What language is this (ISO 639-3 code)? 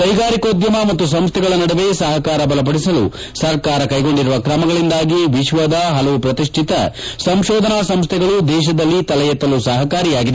kan